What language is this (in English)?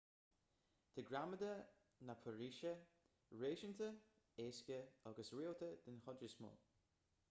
Irish